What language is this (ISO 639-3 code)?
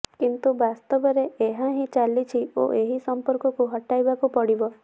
ori